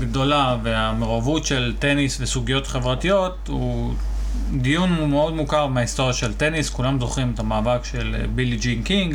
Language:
Hebrew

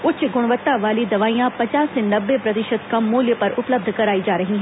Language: Hindi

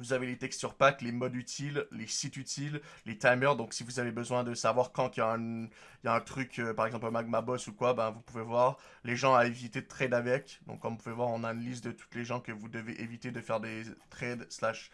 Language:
French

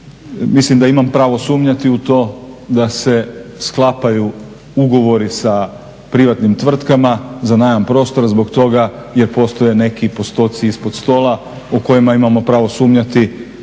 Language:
Croatian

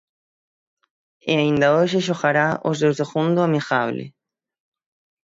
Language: Galician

